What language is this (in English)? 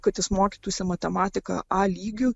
Lithuanian